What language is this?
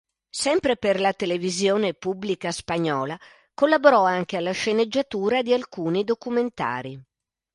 Italian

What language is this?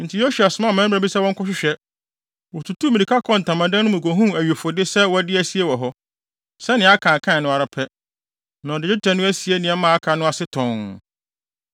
Akan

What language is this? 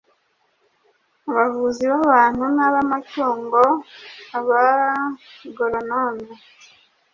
Kinyarwanda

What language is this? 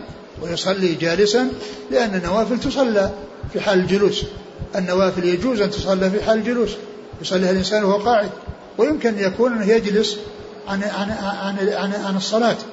Arabic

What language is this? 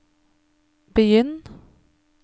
Norwegian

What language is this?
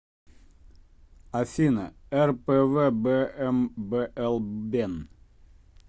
Russian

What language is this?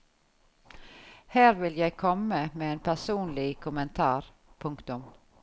Norwegian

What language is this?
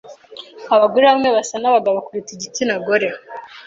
Kinyarwanda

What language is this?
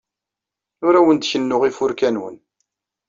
Kabyle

